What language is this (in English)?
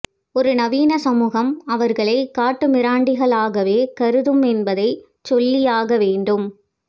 Tamil